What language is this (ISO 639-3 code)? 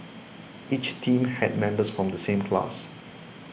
eng